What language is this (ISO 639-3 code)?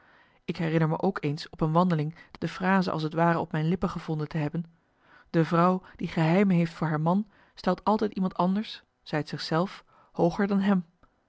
nld